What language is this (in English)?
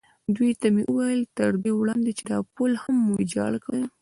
Pashto